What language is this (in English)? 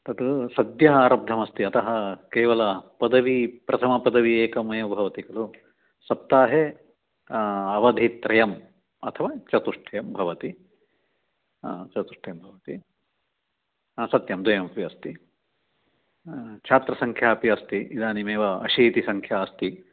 Sanskrit